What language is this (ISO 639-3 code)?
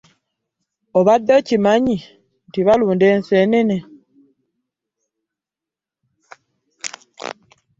lug